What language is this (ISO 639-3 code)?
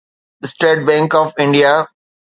snd